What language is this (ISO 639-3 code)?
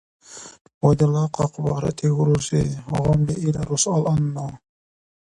dar